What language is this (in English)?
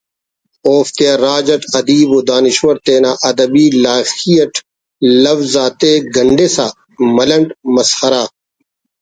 Brahui